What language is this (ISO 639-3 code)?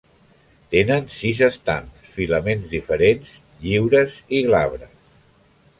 cat